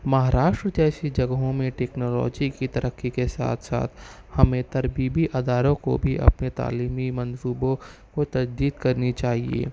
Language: Urdu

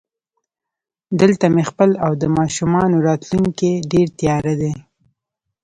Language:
Pashto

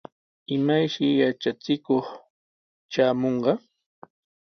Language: Sihuas Ancash Quechua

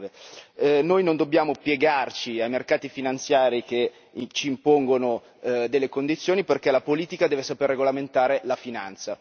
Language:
Italian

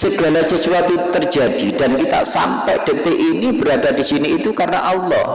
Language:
Indonesian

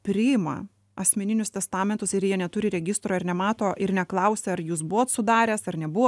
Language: Lithuanian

